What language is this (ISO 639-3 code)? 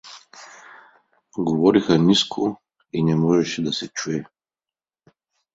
bul